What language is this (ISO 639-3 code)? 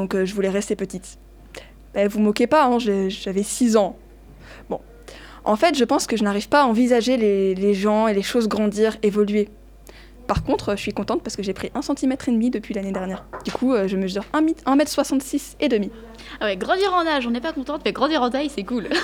fra